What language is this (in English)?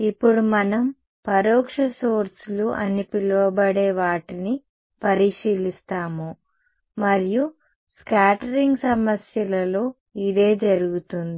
Telugu